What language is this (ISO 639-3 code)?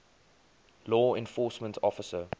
eng